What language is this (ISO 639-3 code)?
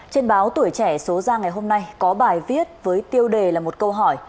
vie